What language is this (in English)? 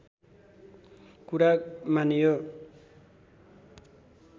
Nepali